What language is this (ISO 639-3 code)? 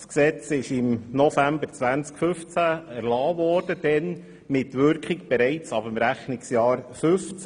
gsw